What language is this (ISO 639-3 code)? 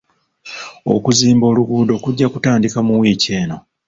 lug